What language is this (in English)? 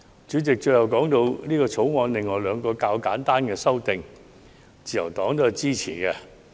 Cantonese